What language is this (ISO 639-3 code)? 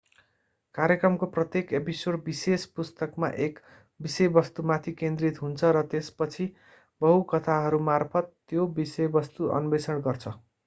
nep